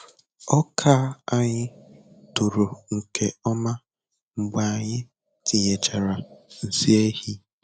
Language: Igbo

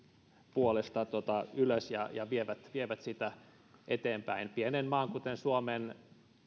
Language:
Finnish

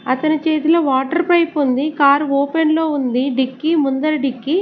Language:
Telugu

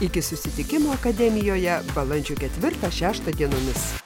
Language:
Lithuanian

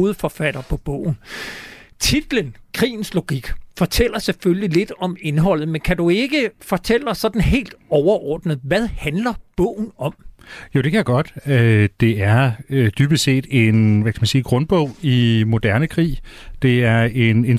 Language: Danish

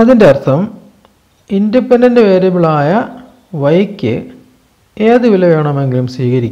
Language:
Turkish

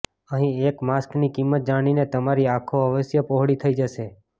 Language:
Gujarati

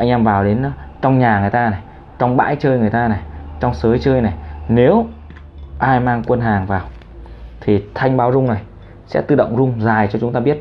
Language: Vietnamese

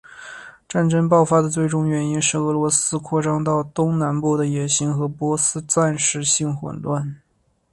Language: Chinese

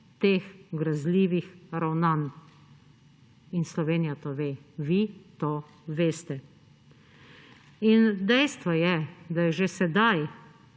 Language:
Slovenian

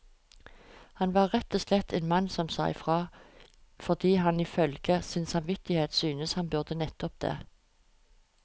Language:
Norwegian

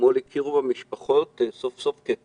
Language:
Hebrew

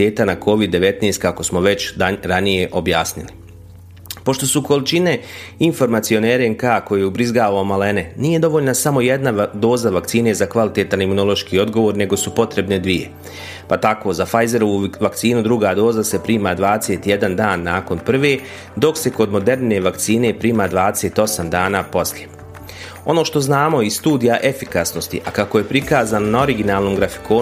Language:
Croatian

